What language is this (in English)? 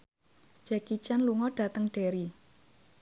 Javanese